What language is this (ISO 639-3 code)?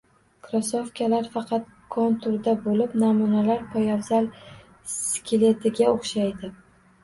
uzb